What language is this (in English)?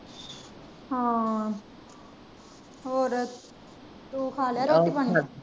Punjabi